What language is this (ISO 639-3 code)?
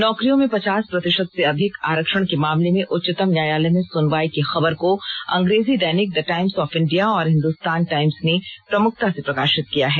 hin